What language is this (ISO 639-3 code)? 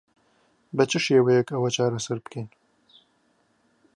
ckb